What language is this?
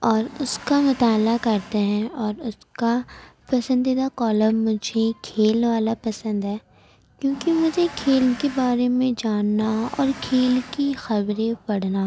Urdu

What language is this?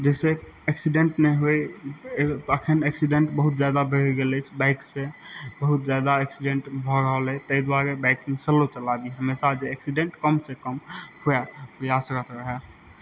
Maithili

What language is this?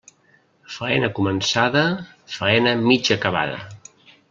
Catalan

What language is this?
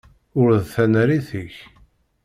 Kabyle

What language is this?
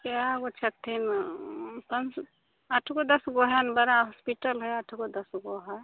Maithili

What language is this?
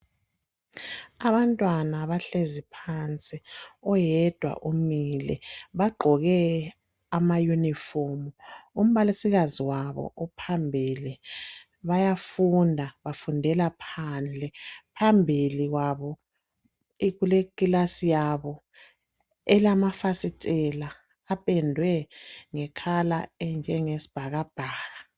North Ndebele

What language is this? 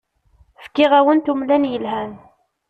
Kabyle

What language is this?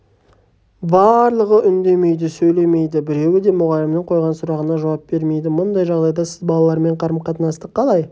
Kazakh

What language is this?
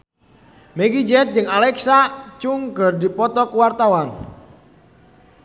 Sundanese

